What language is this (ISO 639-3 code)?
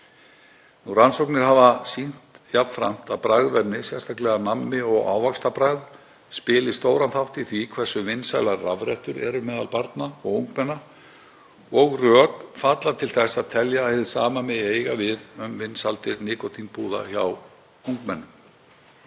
isl